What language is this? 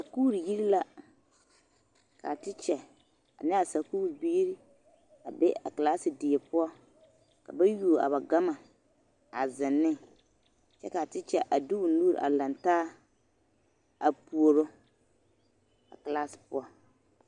Southern Dagaare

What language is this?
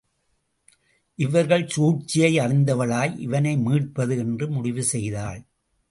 Tamil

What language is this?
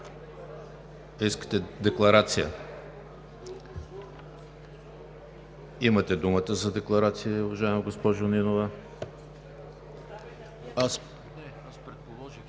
Bulgarian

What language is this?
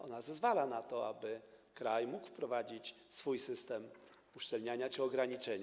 Polish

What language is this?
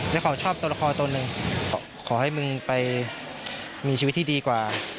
Thai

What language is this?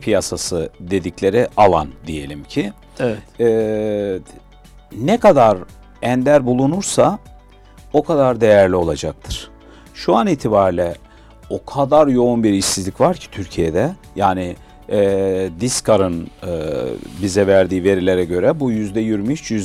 Turkish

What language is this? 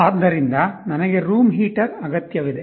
Kannada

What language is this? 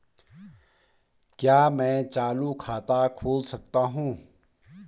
Hindi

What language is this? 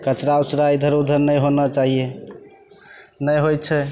Maithili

